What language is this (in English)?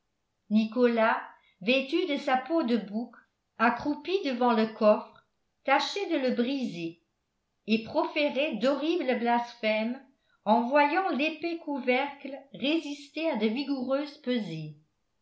French